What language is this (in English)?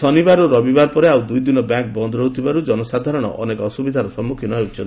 Odia